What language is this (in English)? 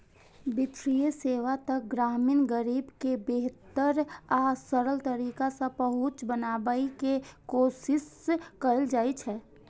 Maithili